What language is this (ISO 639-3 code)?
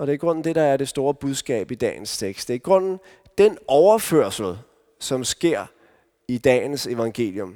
dan